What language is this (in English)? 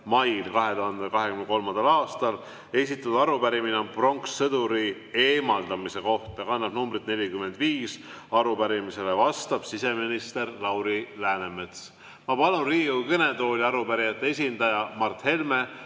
Estonian